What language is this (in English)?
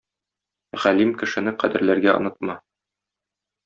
Tatar